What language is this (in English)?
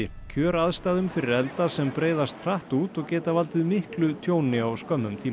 Icelandic